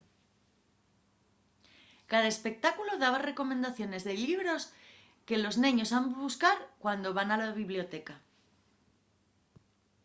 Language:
Asturian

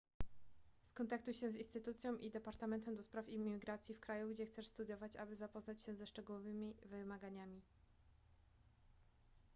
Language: Polish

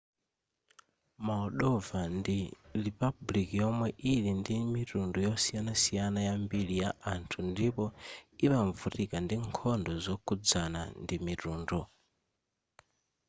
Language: Nyanja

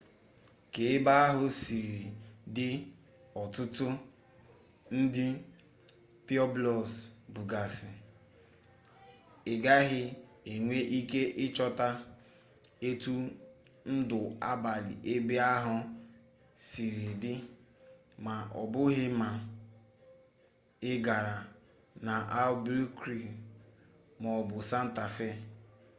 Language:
Igbo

